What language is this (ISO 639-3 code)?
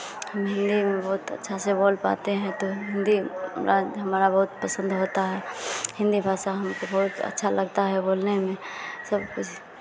hin